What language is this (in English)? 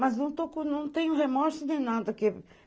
Portuguese